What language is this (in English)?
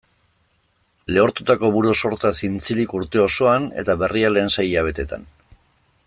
Basque